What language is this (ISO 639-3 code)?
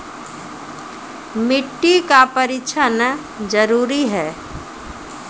mai